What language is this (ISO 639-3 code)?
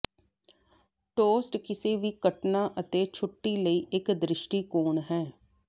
pan